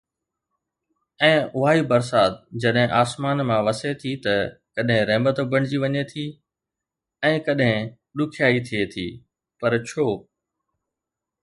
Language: Sindhi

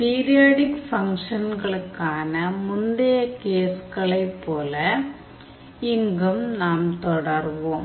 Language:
Tamil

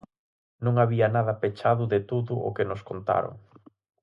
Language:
Galician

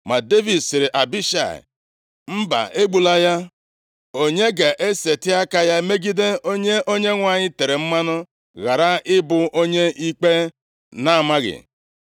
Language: Igbo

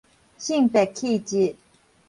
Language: Min Nan Chinese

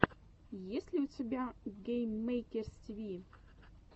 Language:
Russian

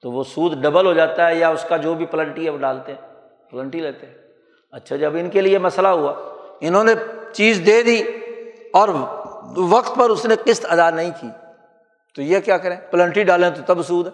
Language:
Urdu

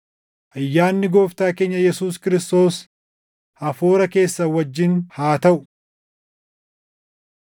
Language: Oromo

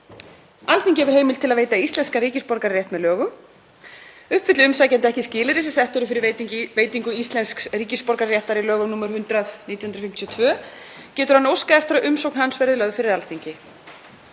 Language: Icelandic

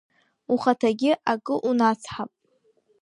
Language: Abkhazian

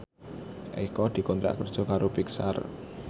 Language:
Javanese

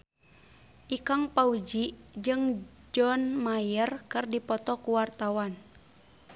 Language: Sundanese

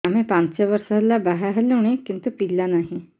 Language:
Odia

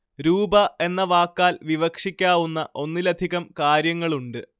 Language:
Malayalam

